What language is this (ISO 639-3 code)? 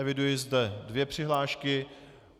ces